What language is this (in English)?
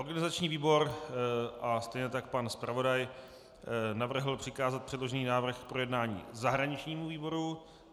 Czech